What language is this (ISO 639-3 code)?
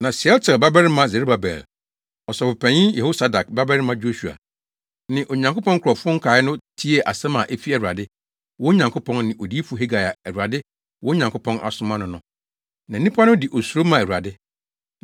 aka